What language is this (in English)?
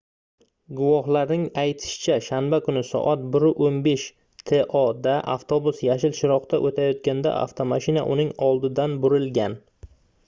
Uzbek